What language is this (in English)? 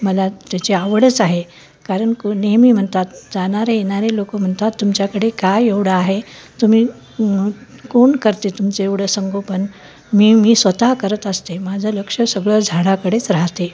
Marathi